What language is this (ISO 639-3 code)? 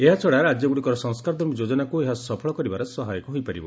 ori